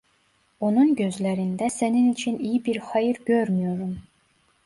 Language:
Turkish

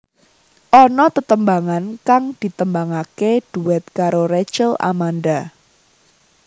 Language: Javanese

